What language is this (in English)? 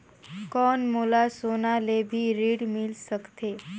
Chhattisgarhi